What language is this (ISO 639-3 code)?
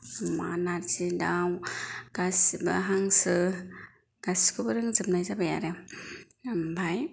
brx